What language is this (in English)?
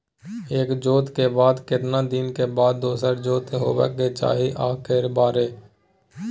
Maithili